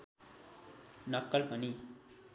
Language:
Nepali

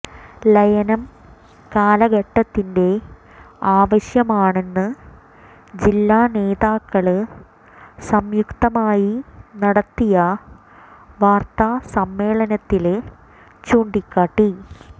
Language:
Malayalam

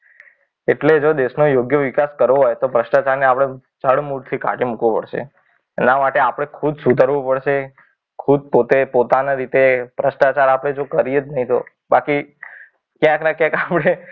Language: Gujarati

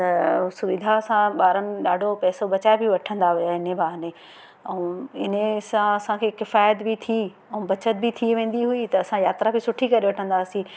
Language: Sindhi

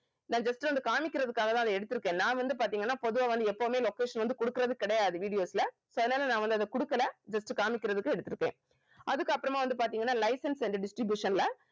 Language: Tamil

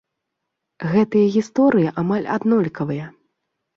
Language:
Belarusian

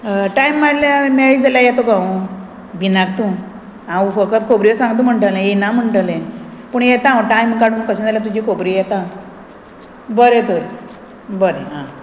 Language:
Konkani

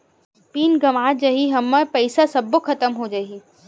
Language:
Chhattisgarhi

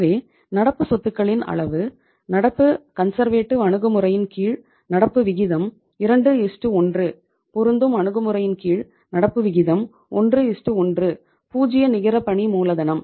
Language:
Tamil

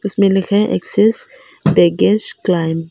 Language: Hindi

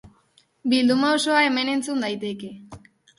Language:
Basque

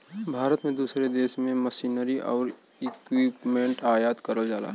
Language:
Bhojpuri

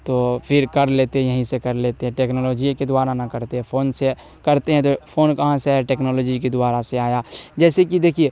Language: Urdu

